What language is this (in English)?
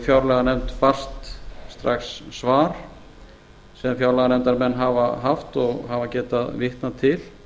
Icelandic